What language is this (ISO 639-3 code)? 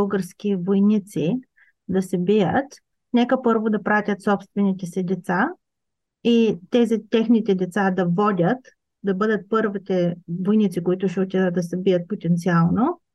bul